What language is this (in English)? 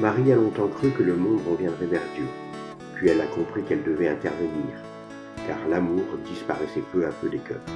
French